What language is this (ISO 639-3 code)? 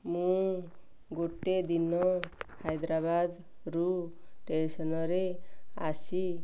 ori